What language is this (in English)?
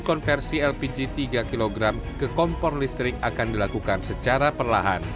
Indonesian